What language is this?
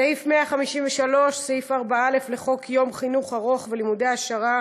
Hebrew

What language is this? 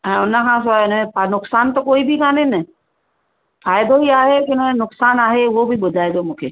Sindhi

